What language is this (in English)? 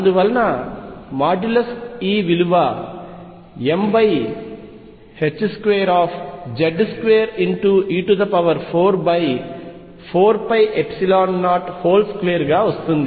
Telugu